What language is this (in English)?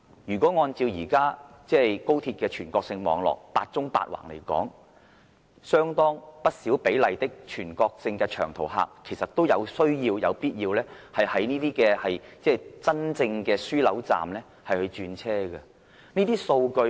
Cantonese